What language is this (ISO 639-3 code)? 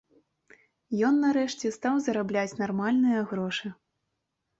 bel